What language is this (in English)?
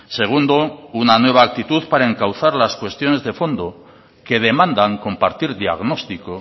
Spanish